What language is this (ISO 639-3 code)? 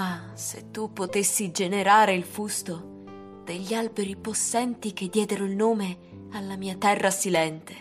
ita